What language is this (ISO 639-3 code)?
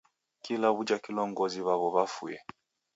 dav